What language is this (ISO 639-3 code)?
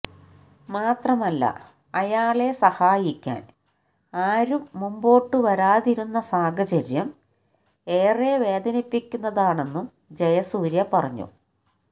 mal